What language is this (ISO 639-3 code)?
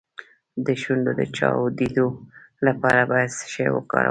pus